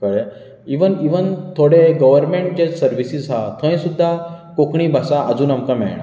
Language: Konkani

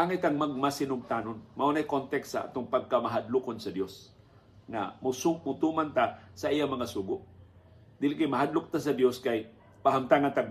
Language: Filipino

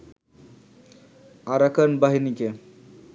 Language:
Bangla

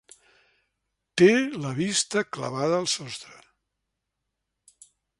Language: Catalan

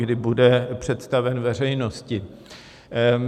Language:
Czech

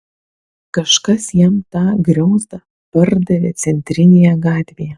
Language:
Lithuanian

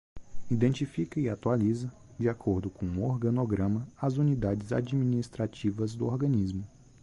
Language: Portuguese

